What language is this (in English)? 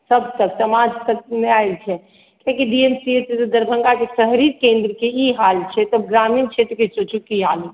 Maithili